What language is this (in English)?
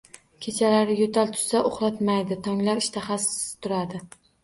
Uzbek